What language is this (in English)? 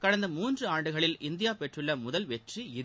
Tamil